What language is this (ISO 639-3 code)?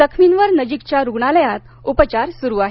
mar